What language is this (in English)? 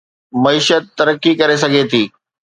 Sindhi